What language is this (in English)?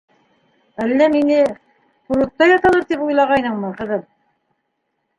Bashkir